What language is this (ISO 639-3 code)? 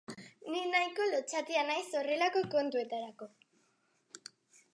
eus